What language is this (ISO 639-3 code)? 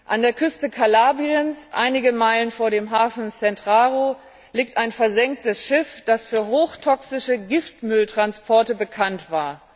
deu